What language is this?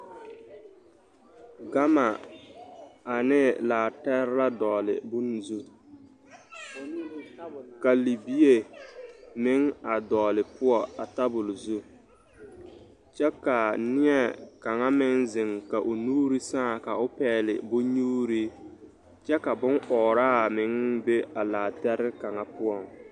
Southern Dagaare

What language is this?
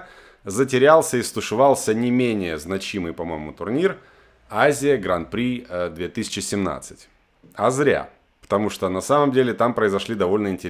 Russian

